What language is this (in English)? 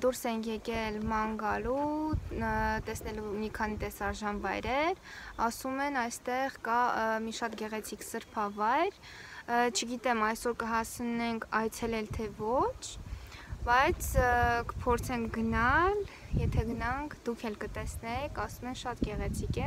Romanian